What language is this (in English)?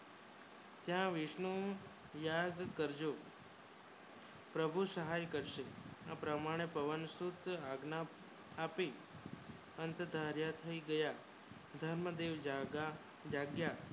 Gujarati